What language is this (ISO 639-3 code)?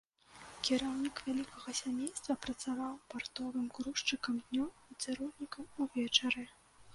bel